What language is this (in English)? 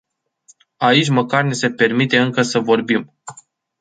Romanian